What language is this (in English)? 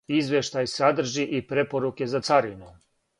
Serbian